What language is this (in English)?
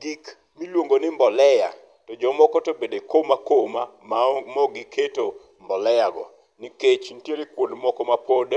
Luo (Kenya and Tanzania)